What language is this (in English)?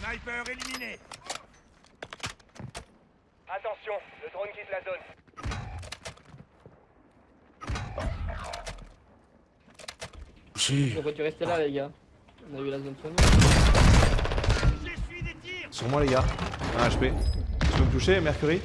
French